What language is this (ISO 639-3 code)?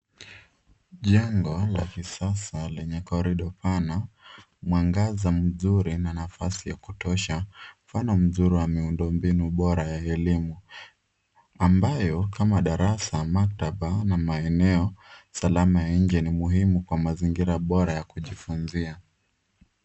swa